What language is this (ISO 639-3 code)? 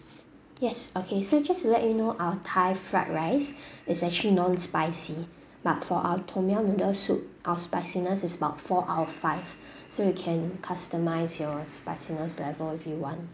eng